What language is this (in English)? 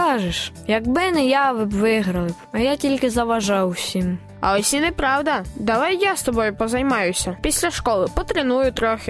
Ukrainian